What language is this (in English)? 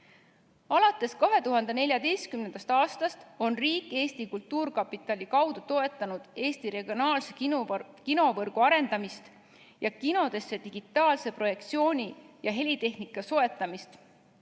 Estonian